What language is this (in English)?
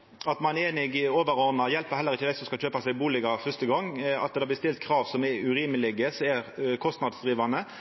Norwegian Nynorsk